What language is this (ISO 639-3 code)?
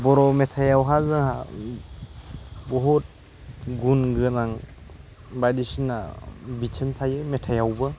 brx